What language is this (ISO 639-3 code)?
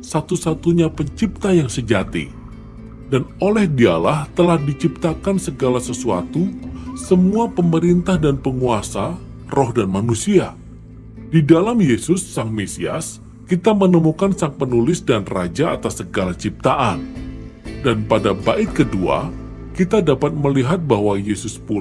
ind